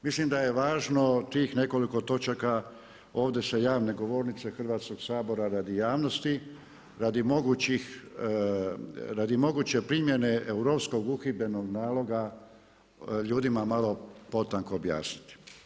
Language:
Croatian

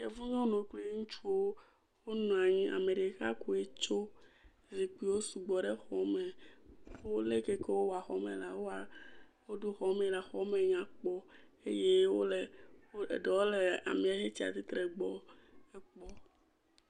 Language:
Ewe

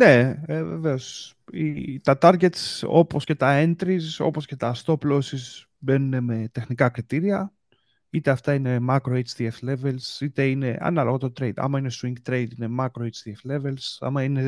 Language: Greek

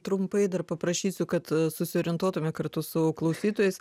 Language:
Lithuanian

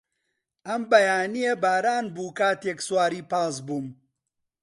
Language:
Central Kurdish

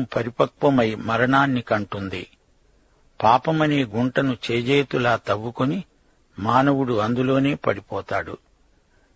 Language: Telugu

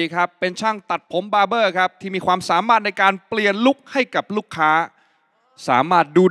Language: Thai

